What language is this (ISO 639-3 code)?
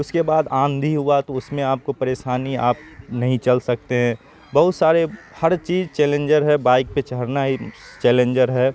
urd